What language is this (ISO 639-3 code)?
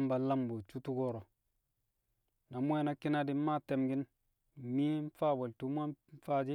kcq